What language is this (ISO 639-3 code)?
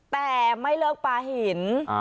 tha